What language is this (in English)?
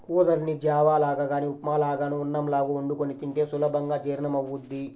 Telugu